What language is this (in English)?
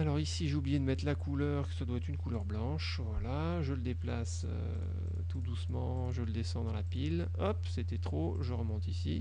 French